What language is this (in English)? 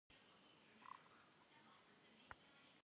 Kabardian